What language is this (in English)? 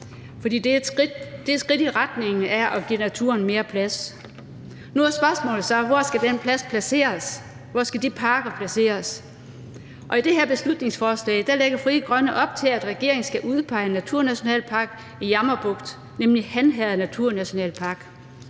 Danish